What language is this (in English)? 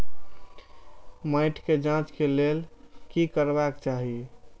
Maithili